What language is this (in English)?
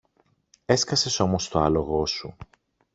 Greek